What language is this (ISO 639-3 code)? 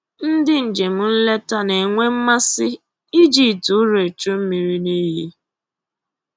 ibo